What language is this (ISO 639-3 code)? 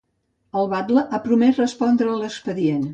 cat